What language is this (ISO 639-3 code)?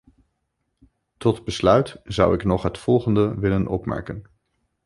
nld